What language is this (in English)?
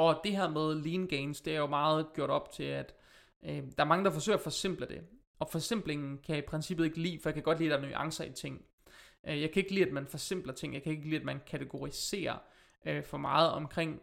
Danish